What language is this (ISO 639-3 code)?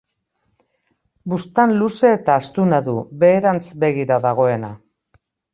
eus